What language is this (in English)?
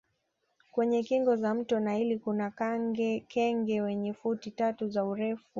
Swahili